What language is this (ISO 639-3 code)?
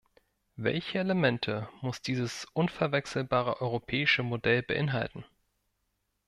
deu